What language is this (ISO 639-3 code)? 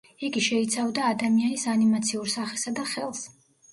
kat